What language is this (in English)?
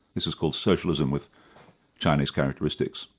English